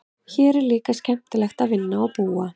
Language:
Icelandic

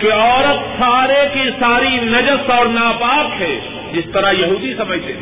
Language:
Urdu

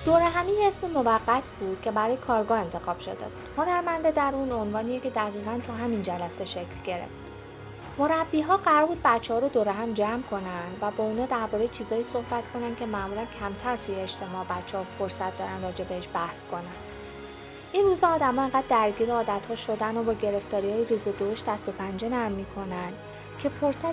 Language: Persian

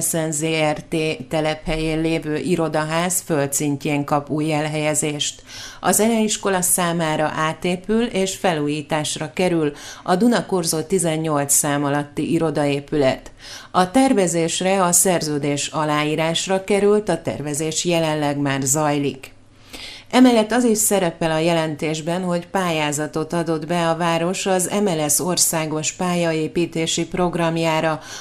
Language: Hungarian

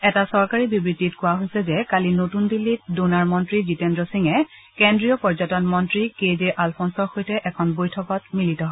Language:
Assamese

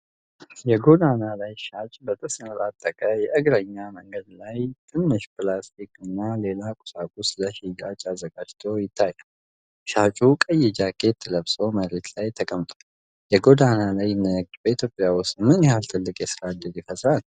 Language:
Amharic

